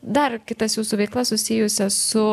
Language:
Lithuanian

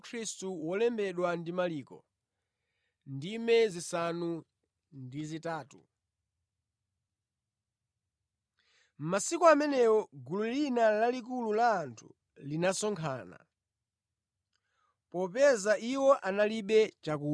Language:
Nyanja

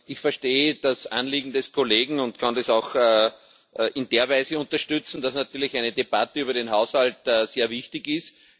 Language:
German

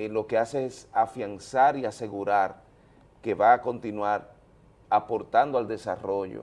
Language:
Spanish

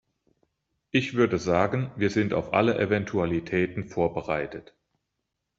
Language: German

